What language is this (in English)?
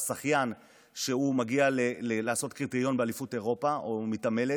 Hebrew